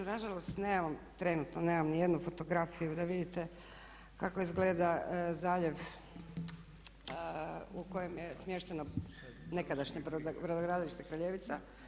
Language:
Croatian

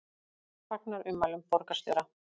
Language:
Icelandic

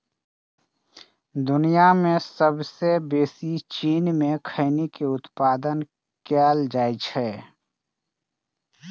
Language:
Maithili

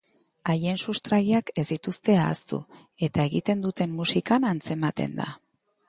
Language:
Basque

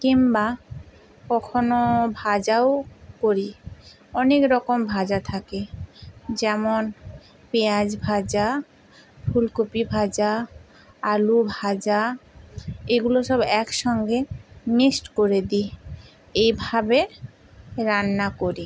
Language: Bangla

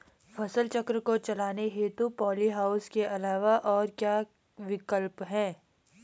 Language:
Hindi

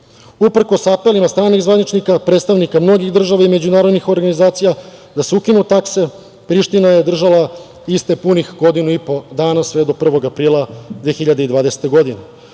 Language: Serbian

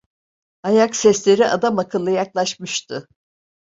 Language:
Turkish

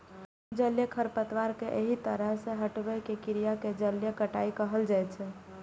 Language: Maithili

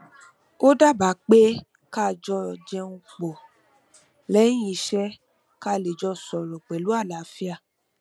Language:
Yoruba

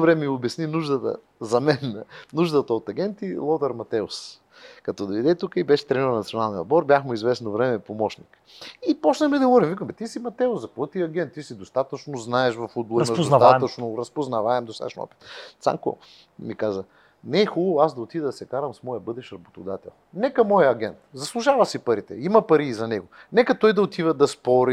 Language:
Bulgarian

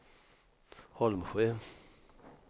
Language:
Swedish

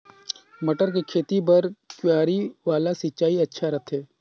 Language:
Chhattisgarhi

